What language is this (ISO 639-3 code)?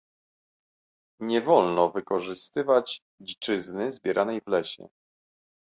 pol